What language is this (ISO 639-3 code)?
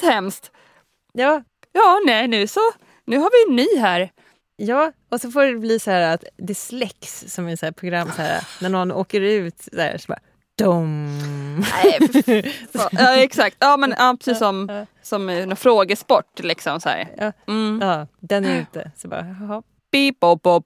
swe